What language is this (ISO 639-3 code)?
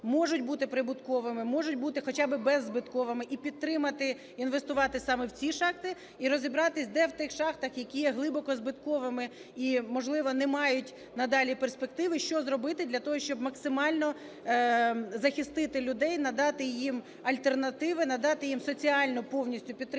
ukr